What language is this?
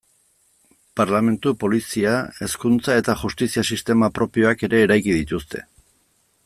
Basque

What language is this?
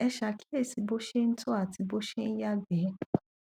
Yoruba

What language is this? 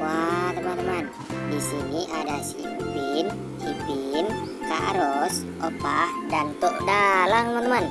Indonesian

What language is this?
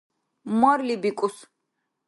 Dargwa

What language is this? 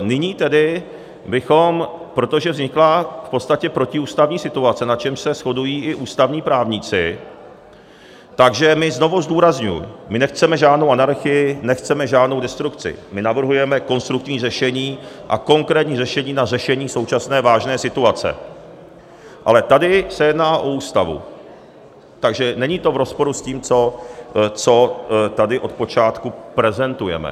Czech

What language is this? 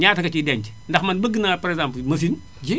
Wolof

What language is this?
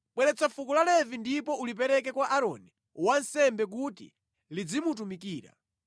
Nyanja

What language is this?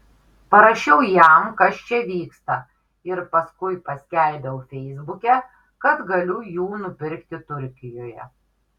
Lithuanian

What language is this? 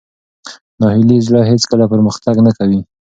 Pashto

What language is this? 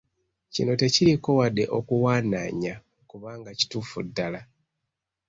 Ganda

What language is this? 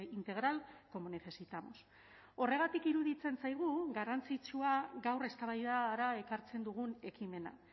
Basque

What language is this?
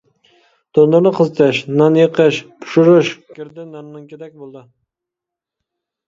Uyghur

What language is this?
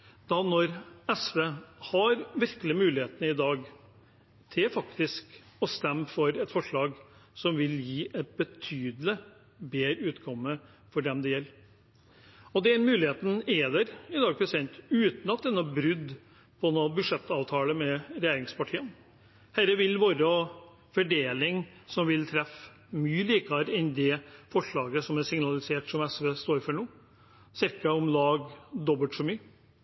Norwegian Bokmål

